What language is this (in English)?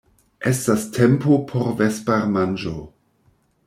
Esperanto